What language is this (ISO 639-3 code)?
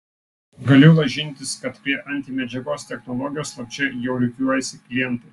lit